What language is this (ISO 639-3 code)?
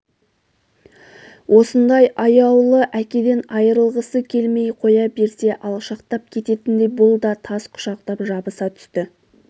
kaz